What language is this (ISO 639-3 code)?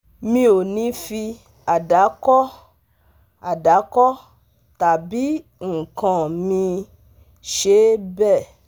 yor